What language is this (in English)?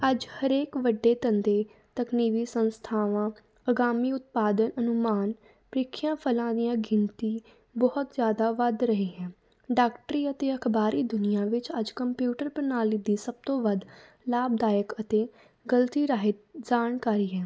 Punjabi